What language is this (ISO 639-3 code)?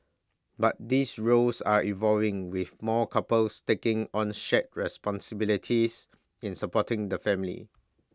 eng